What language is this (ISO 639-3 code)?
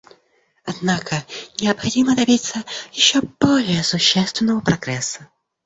rus